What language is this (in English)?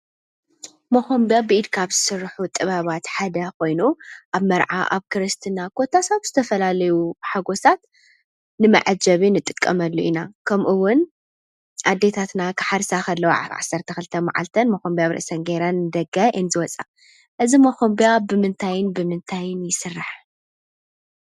Tigrinya